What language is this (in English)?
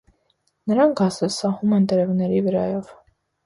Armenian